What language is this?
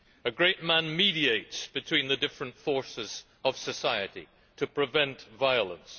English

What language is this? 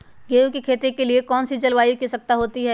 Magahi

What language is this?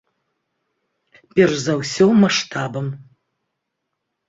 Belarusian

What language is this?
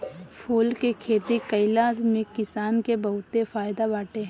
Bhojpuri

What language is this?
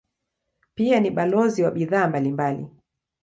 Swahili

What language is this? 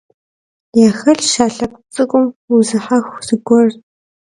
Kabardian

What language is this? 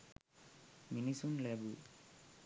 Sinhala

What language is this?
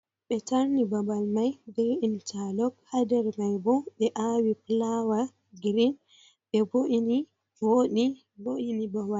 Fula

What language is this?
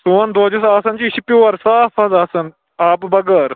Kashmiri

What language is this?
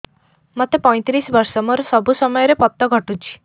Odia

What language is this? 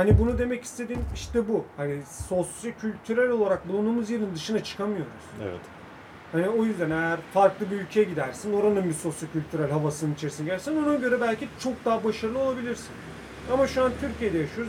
Turkish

